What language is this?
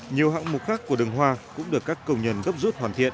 Vietnamese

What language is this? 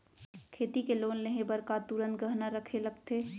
Chhattisgarhi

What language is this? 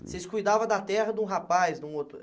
Portuguese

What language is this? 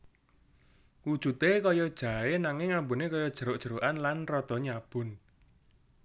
Javanese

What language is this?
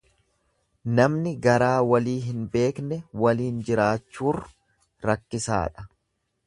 Oromo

